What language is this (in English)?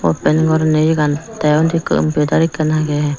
Chakma